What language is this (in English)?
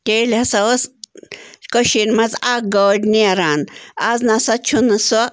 Kashmiri